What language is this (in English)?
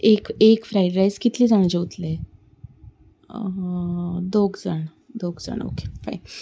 Konkani